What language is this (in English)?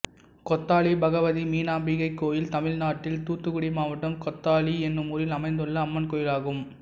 Tamil